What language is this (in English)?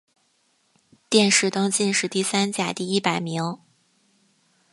Chinese